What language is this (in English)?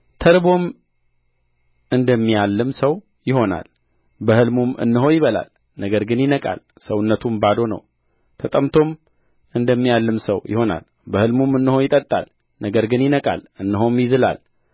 Amharic